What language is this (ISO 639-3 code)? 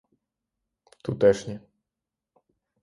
ukr